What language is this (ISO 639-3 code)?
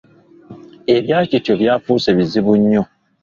lug